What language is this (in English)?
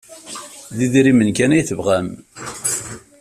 Kabyle